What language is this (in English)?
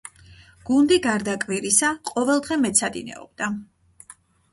Georgian